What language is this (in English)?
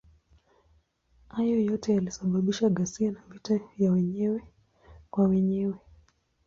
Swahili